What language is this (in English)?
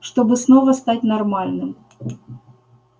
Russian